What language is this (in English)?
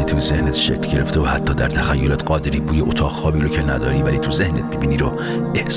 Persian